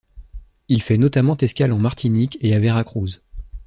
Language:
French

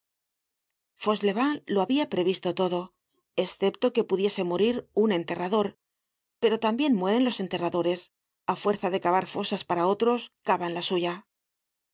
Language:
Spanish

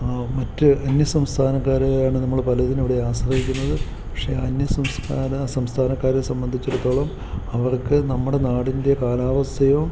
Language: Malayalam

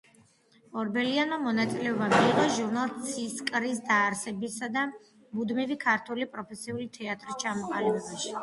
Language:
Georgian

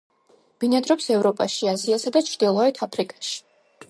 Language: Georgian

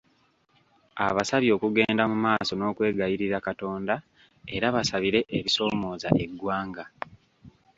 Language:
Ganda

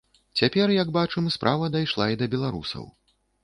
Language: Belarusian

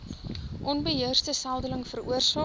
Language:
Afrikaans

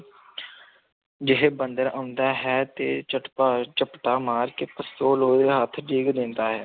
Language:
Punjabi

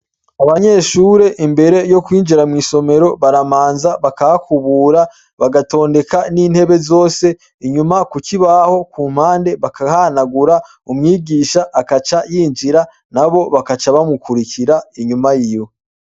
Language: Rundi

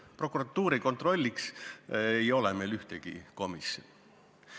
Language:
Estonian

